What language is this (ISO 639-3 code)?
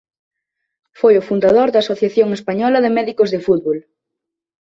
glg